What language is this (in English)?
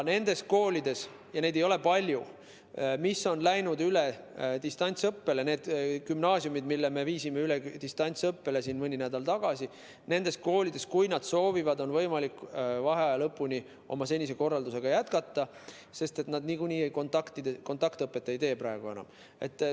Estonian